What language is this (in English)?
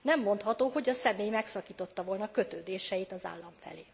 Hungarian